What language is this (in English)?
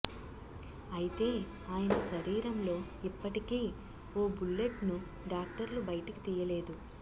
Telugu